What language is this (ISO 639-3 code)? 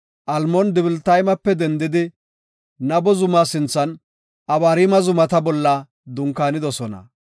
gof